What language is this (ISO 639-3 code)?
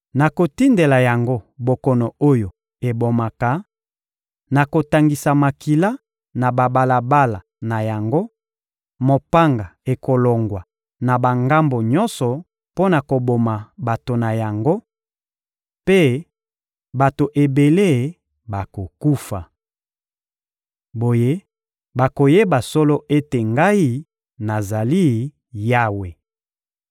lin